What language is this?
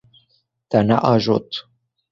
Kurdish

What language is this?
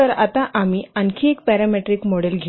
Marathi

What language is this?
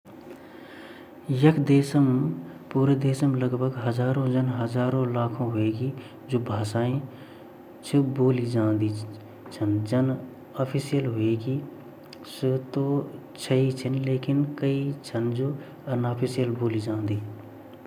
Garhwali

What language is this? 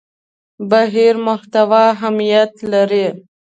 Pashto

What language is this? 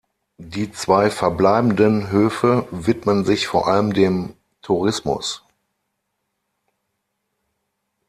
German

